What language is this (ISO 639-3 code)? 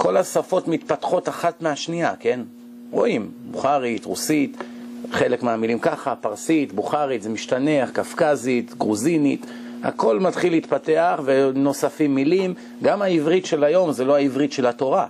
heb